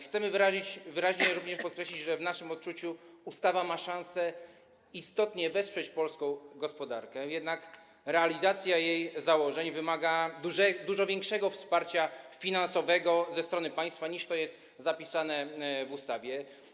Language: Polish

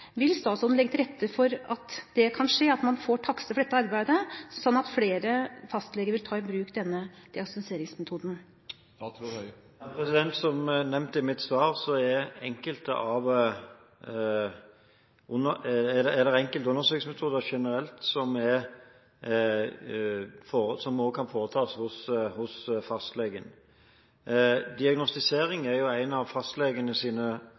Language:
Norwegian Bokmål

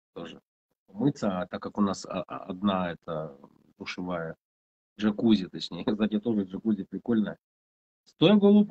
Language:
Russian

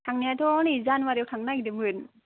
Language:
Bodo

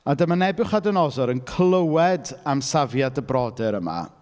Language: Welsh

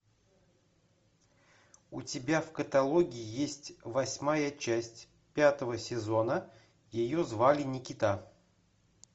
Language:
Russian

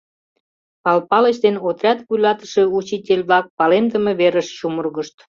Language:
Mari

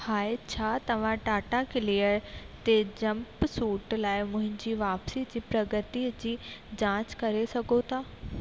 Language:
Sindhi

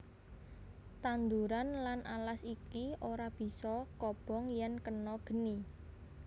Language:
Javanese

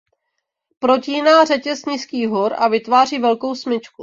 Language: Czech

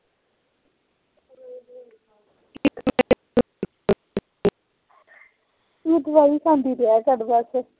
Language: Punjabi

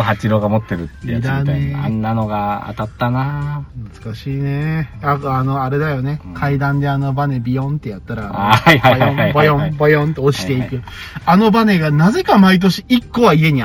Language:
Japanese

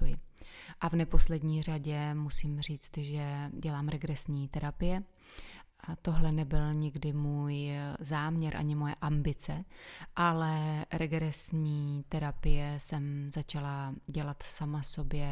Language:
Czech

